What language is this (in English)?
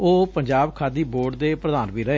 Punjabi